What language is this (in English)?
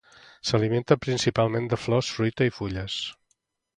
Catalan